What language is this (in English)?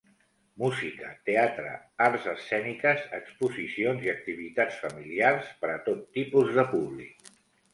Catalan